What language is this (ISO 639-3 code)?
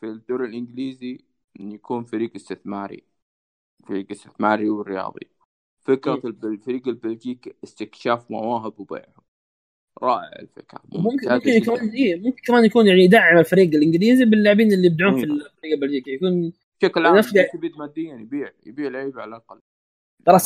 ara